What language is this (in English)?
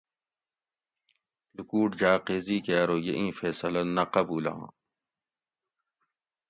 Gawri